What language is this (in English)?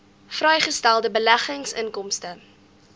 Afrikaans